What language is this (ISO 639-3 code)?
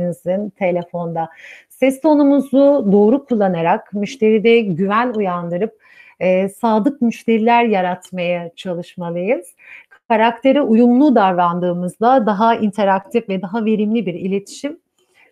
tur